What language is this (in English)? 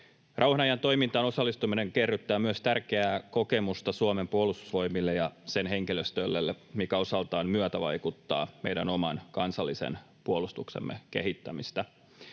Finnish